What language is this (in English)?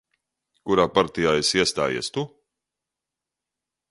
Latvian